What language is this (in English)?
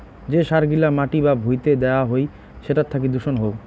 Bangla